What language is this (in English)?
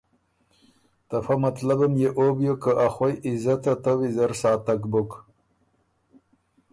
Ormuri